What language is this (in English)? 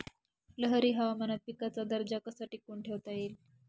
Marathi